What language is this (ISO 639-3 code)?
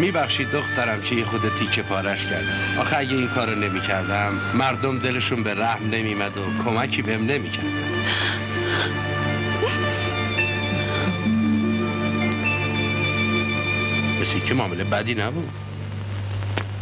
fas